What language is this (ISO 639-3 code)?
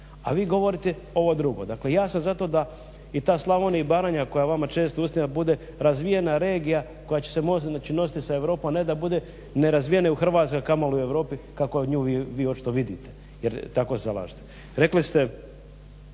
hrv